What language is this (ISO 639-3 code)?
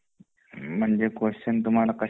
mar